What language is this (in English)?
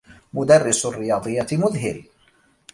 Arabic